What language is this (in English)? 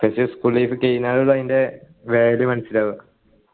Malayalam